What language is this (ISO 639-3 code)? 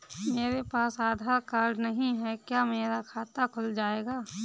hin